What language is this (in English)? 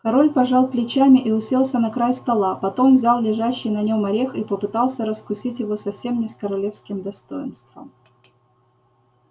Russian